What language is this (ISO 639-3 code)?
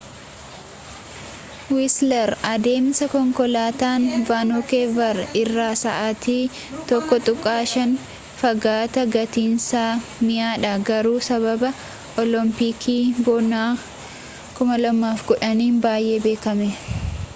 orm